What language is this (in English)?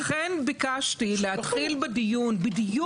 Hebrew